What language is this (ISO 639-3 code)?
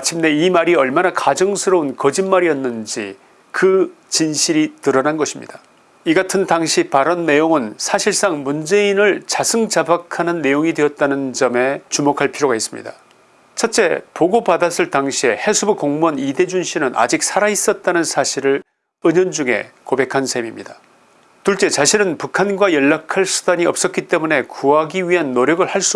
kor